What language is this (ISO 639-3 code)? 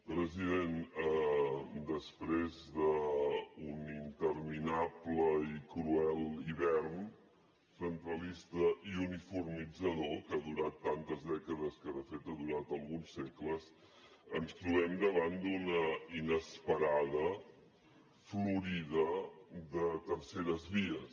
cat